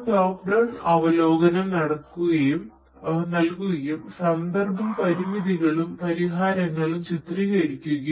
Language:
Malayalam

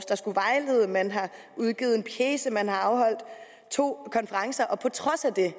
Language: Danish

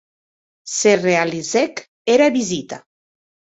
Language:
Occitan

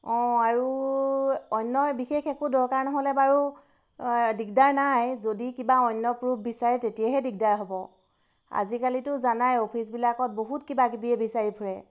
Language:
Assamese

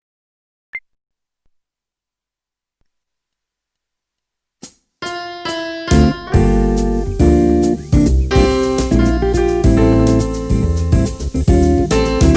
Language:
Indonesian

